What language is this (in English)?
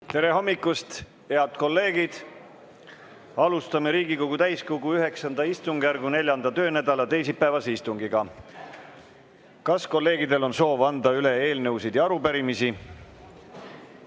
Estonian